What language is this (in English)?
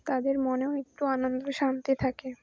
Bangla